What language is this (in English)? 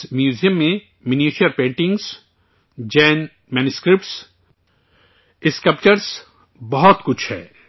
Urdu